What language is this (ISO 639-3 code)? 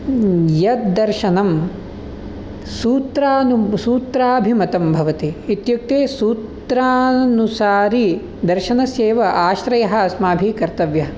san